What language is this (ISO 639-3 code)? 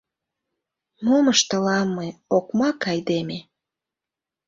chm